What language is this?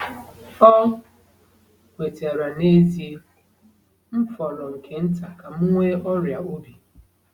Igbo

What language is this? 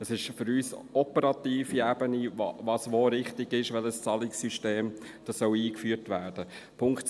Swiss German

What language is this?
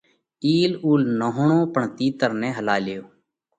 Parkari Koli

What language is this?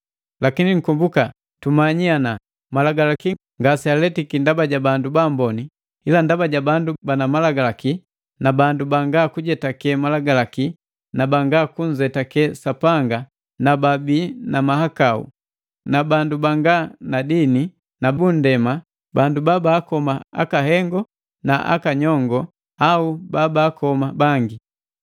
Matengo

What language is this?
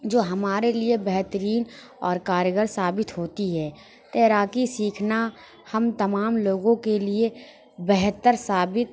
Urdu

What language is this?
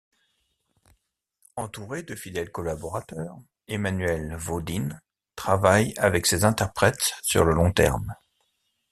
French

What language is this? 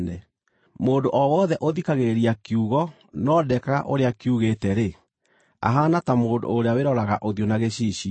Kikuyu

